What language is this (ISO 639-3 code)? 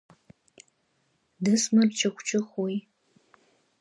abk